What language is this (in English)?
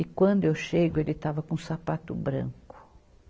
Portuguese